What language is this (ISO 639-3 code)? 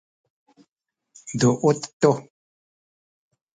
szy